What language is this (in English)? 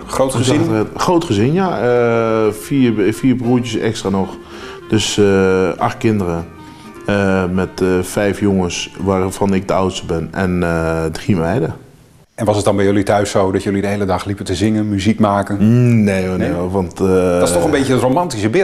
Dutch